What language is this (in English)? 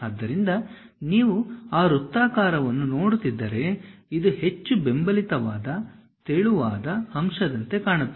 Kannada